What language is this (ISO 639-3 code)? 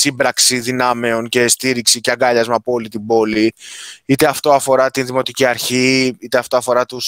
ell